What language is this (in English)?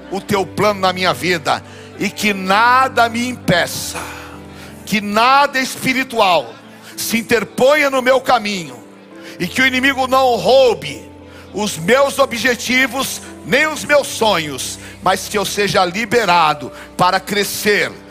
Portuguese